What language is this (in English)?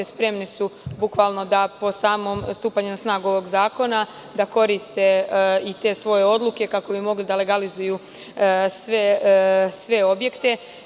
Serbian